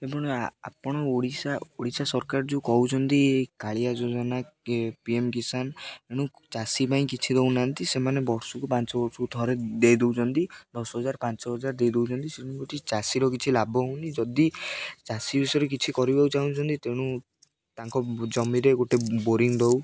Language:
Odia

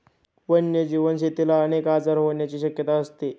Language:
Marathi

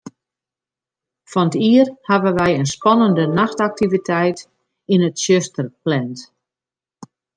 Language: Western Frisian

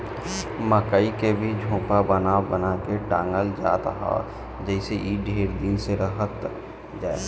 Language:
Bhojpuri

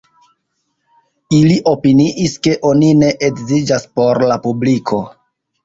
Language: Esperanto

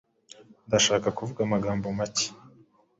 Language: Kinyarwanda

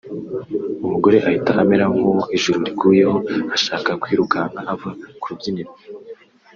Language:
Kinyarwanda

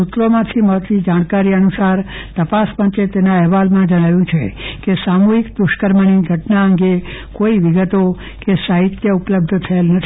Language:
Gujarati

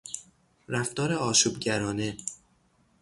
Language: Persian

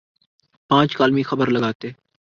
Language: Urdu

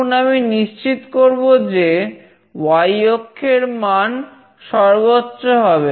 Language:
Bangla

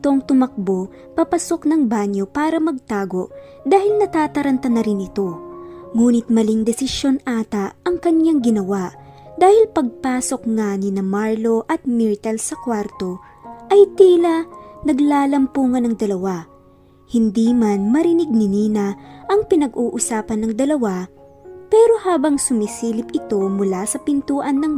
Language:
Filipino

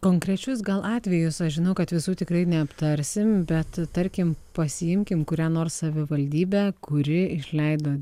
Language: Lithuanian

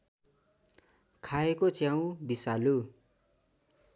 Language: Nepali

